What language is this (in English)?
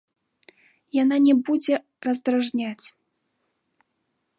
Belarusian